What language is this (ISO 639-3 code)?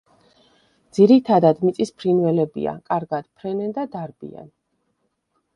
kat